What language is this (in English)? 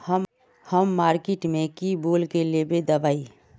Magahi